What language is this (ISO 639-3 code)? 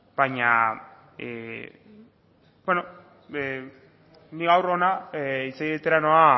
eus